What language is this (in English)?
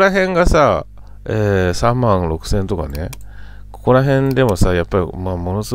Japanese